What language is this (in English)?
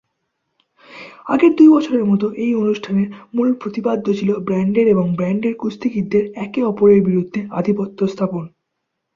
Bangla